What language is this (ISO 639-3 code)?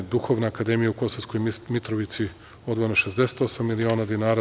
srp